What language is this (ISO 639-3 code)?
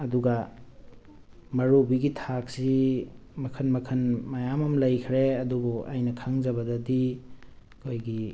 mni